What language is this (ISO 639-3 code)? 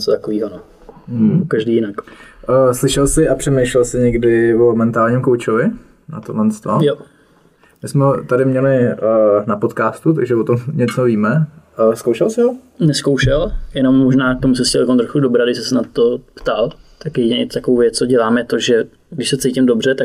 ces